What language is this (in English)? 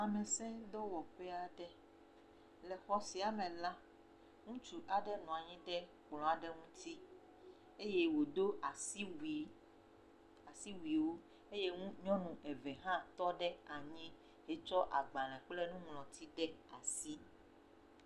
Ewe